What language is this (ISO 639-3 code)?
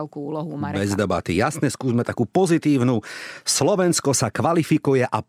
slk